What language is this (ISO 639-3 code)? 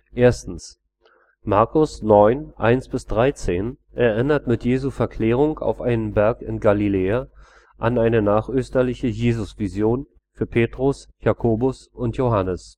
deu